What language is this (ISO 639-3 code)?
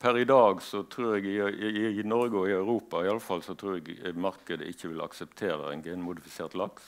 nor